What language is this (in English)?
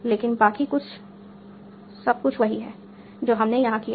Hindi